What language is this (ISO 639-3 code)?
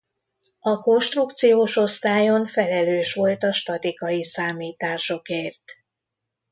hun